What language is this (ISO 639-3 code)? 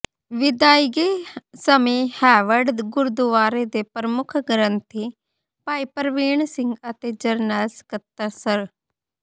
pan